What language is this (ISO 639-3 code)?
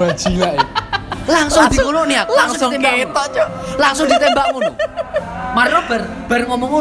ind